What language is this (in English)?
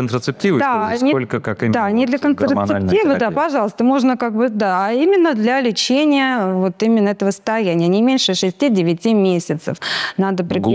Russian